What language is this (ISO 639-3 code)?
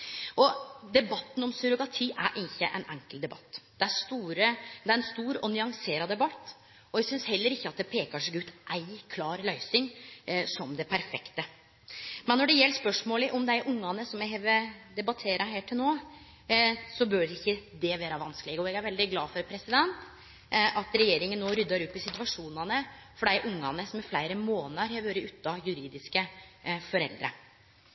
nno